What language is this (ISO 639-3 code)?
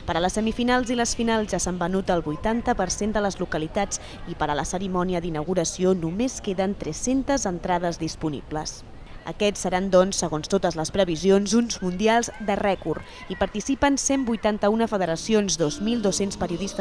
cat